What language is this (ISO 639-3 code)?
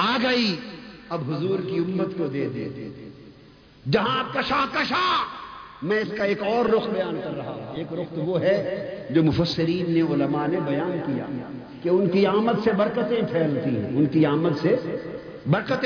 urd